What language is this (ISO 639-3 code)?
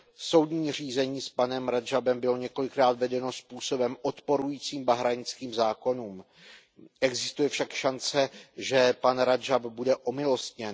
ces